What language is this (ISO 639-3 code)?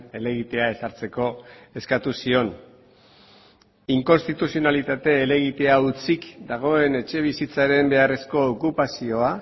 eus